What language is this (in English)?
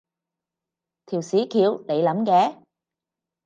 Cantonese